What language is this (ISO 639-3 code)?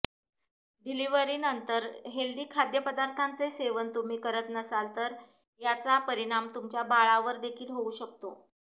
mar